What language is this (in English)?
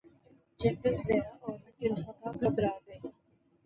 Urdu